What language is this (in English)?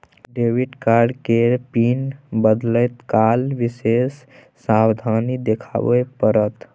Maithili